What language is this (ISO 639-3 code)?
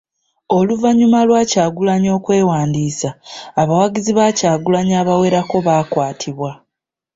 lug